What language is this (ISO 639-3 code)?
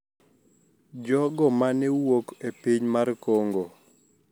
luo